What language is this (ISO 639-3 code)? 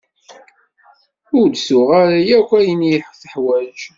kab